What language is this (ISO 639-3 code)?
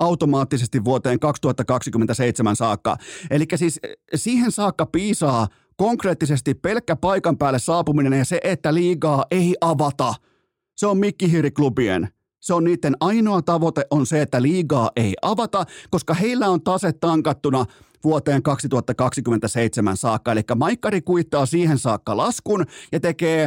fin